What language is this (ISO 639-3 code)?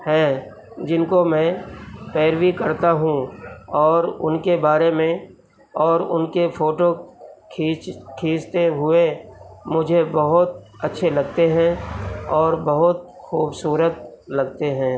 urd